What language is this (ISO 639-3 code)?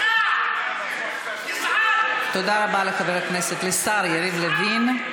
heb